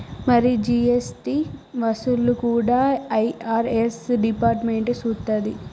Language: Telugu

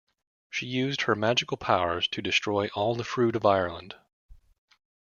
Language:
English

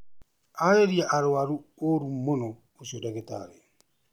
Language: Kikuyu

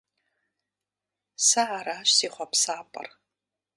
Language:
Kabardian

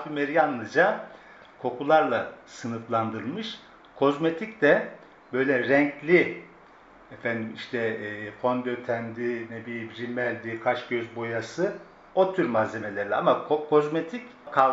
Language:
Turkish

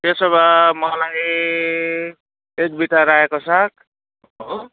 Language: Nepali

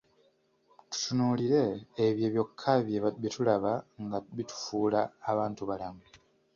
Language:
Ganda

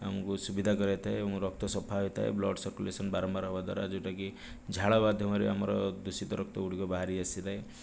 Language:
Odia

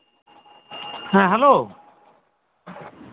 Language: Santali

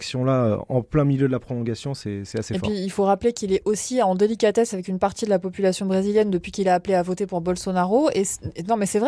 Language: French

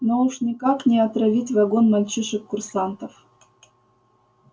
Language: Russian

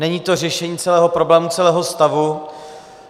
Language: Czech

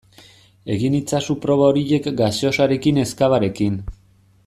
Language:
Basque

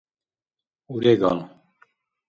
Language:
Dargwa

